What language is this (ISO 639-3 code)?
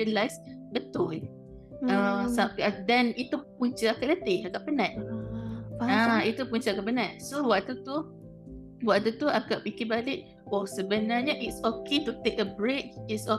msa